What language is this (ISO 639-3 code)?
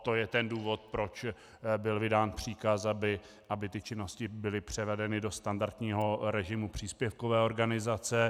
ces